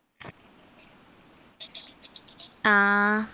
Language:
Malayalam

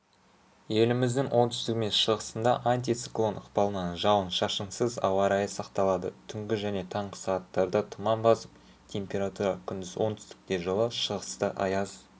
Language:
Kazakh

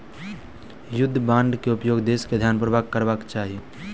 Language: Maithili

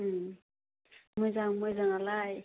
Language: Bodo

